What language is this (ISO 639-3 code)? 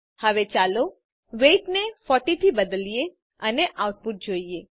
guj